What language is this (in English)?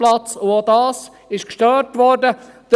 Swiss German